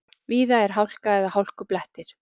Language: Icelandic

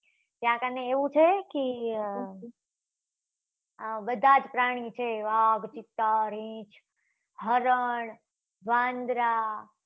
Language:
Gujarati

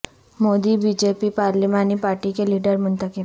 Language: Urdu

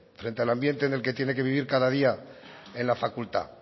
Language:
Spanish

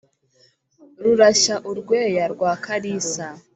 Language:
Kinyarwanda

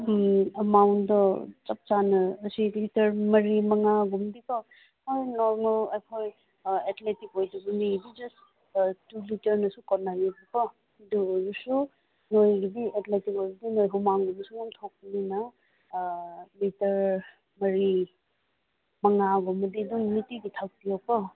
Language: Manipuri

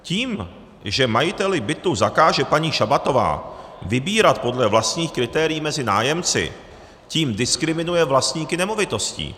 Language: Czech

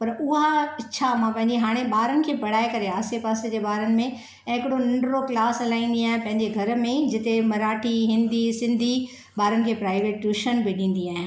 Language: Sindhi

